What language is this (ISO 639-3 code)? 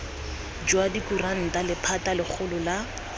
tsn